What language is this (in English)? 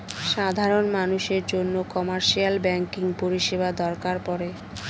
Bangla